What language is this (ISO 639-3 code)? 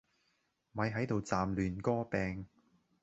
yue